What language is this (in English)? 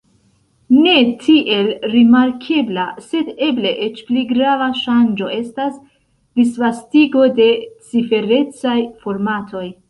Esperanto